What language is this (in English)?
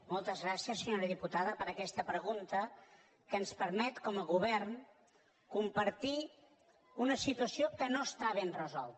Catalan